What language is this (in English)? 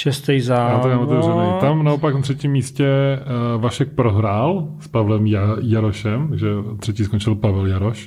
Czech